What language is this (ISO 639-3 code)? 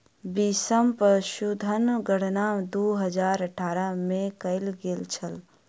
mai